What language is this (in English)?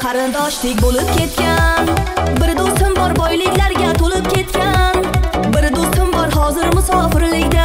Romanian